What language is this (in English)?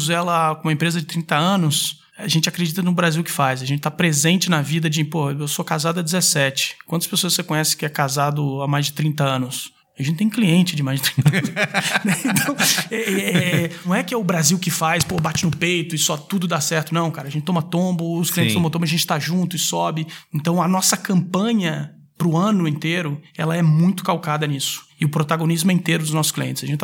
Portuguese